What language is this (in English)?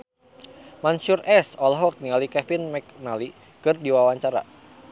Sundanese